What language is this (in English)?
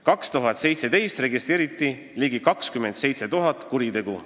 Estonian